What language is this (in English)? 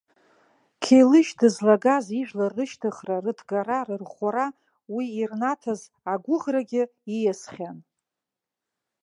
Abkhazian